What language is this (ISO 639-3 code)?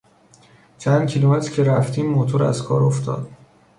fas